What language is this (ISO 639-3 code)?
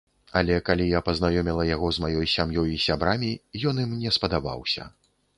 bel